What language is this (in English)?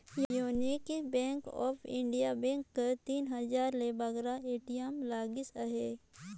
Chhattisgarhi